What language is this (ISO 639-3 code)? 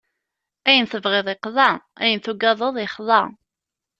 kab